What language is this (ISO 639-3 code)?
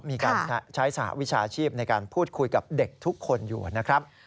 tha